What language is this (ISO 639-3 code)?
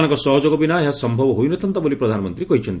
ori